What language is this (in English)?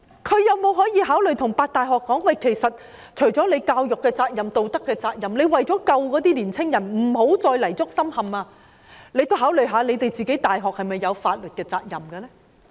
Cantonese